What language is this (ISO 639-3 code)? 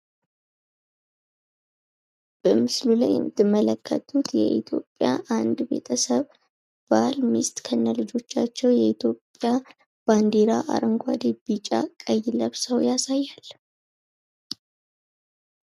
amh